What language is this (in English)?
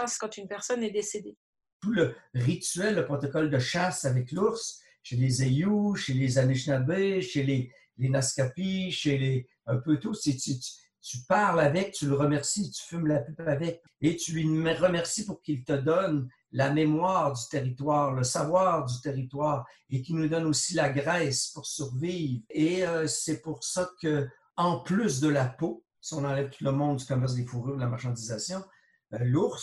French